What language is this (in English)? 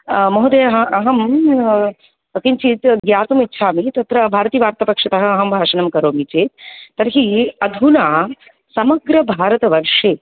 Sanskrit